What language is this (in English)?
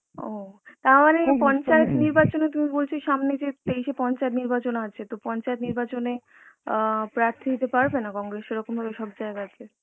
Bangla